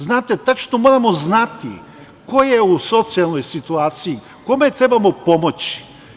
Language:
Serbian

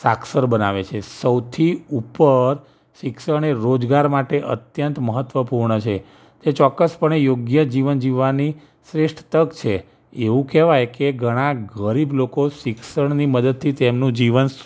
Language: Gujarati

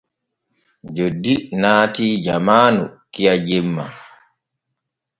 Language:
Borgu Fulfulde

